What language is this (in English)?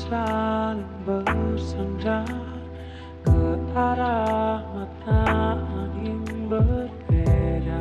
Indonesian